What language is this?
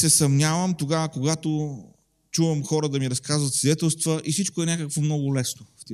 Bulgarian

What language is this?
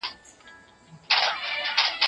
Pashto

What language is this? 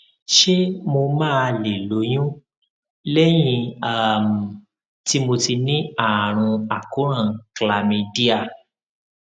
Yoruba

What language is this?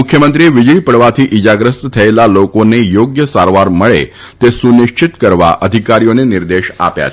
Gujarati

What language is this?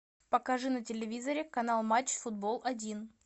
Russian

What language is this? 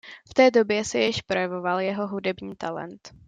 Czech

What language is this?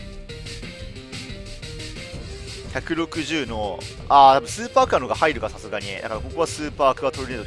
Japanese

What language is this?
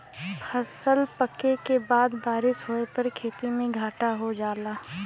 Bhojpuri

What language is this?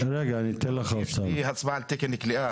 Hebrew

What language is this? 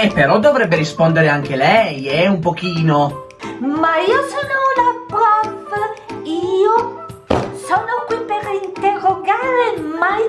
Italian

